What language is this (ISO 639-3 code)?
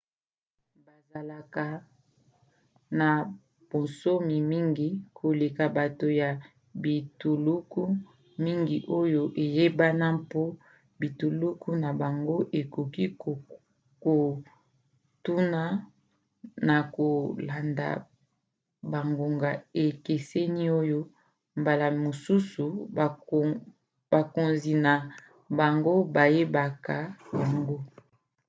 lin